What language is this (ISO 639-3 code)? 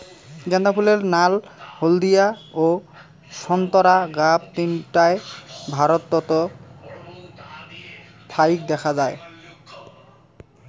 ben